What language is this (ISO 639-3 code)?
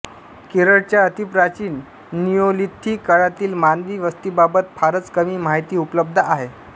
mar